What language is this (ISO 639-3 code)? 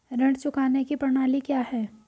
hin